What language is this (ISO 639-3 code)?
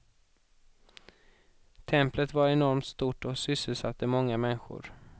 swe